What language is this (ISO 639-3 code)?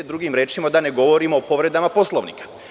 srp